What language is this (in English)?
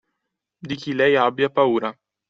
Italian